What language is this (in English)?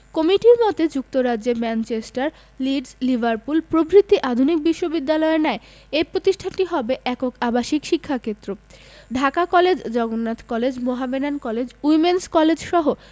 Bangla